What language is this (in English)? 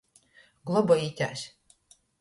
Latgalian